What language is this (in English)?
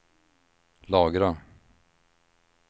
Swedish